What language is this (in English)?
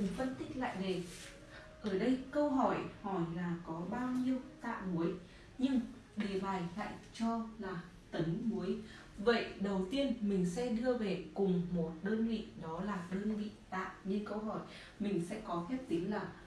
Vietnamese